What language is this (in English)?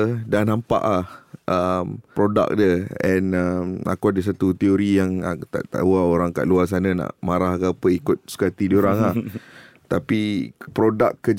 Malay